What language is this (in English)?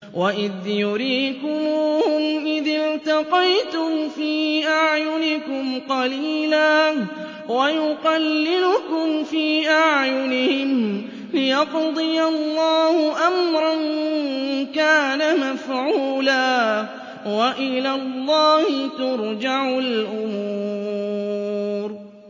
Arabic